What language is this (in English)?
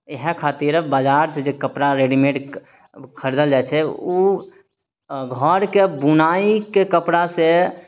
Maithili